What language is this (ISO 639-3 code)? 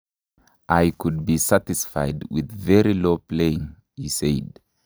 kln